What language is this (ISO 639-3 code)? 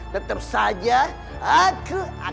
ind